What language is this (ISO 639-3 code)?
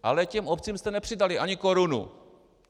ces